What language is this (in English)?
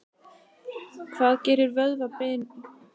Icelandic